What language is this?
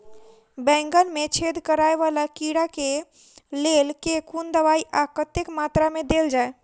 Maithili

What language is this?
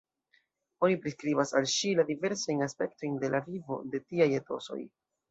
Esperanto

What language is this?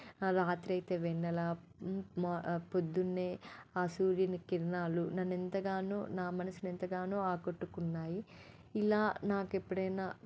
Telugu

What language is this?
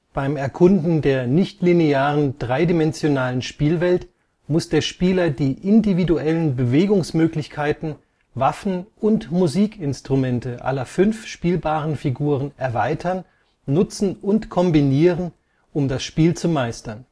German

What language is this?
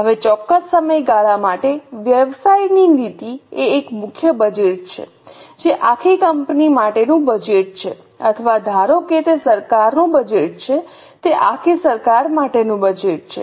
Gujarati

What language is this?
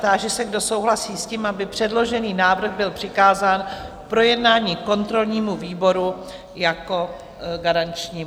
Czech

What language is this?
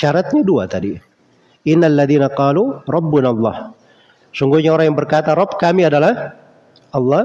Indonesian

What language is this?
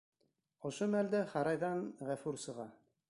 Bashkir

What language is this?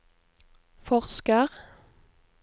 Norwegian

